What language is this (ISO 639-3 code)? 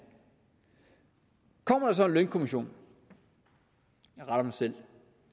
dan